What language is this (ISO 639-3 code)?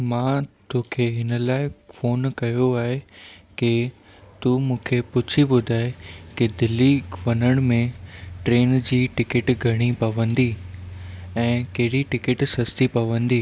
snd